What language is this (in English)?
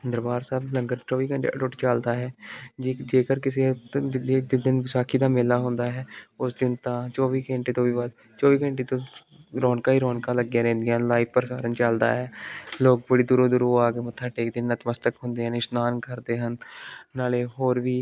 Punjabi